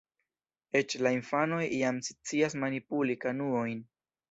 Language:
Esperanto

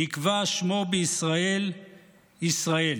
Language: Hebrew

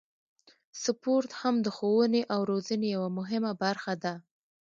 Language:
Pashto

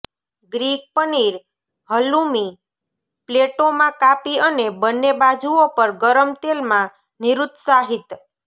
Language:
Gujarati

